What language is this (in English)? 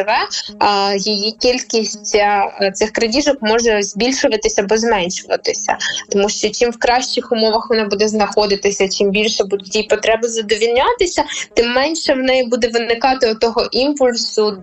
Ukrainian